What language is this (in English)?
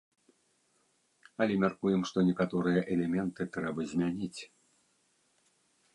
Belarusian